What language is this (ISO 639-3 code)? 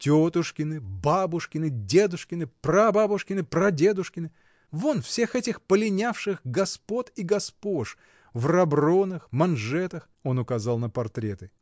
rus